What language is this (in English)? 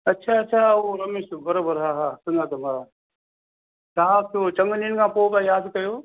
Sindhi